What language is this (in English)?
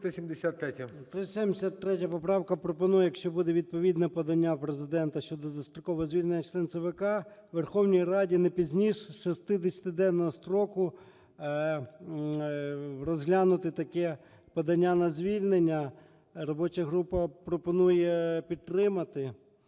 Ukrainian